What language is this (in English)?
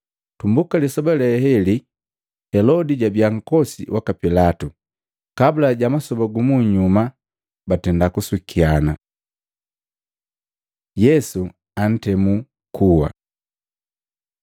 Matengo